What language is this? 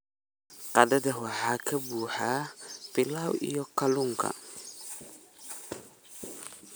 Somali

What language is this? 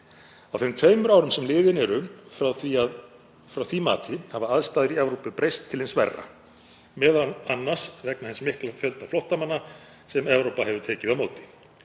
Icelandic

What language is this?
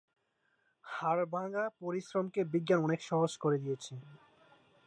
Bangla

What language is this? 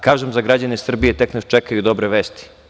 Serbian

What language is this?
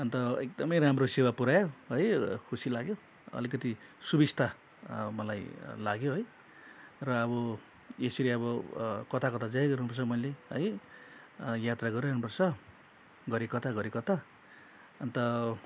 Nepali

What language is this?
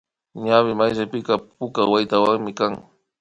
Imbabura Highland Quichua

